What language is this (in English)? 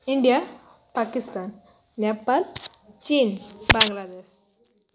Odia